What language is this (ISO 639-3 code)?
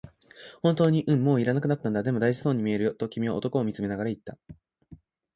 jpn